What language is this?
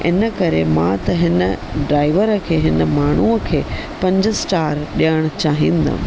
Sindhi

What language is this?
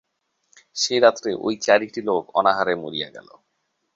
Bangla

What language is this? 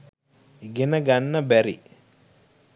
Sinhala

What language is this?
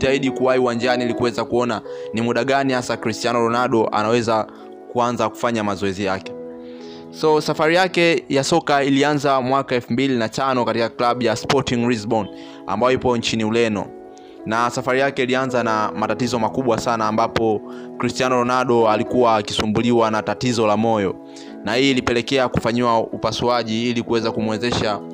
Swahili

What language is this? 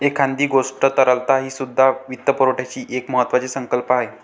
Marathi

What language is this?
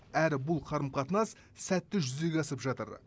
Kazakh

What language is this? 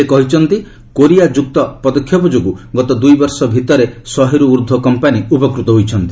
Odia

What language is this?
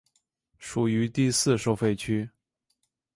Chinese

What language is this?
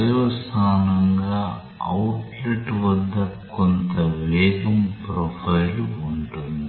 Telugu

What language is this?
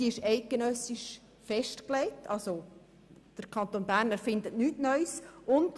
Swiss German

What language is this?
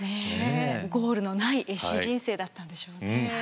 Japanese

